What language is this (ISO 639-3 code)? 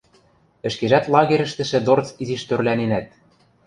mrj